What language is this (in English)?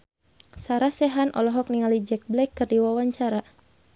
Sundanese